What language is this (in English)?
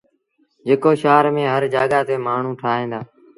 Sindhi Bhil